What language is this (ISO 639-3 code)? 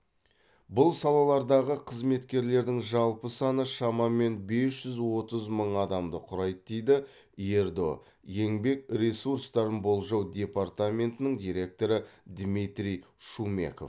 kaz